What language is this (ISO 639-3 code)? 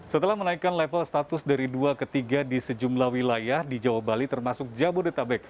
ind